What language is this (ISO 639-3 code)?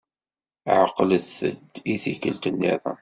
kab